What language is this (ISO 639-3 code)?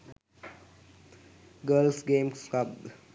sin